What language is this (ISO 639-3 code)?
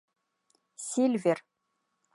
bak